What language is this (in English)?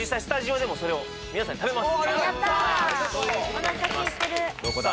Japanese